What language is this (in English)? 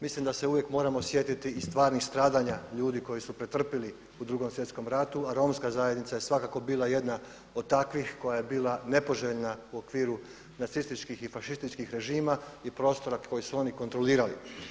Croatian